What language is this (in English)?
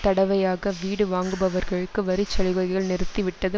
Tamil